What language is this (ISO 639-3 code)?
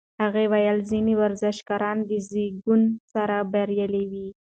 pus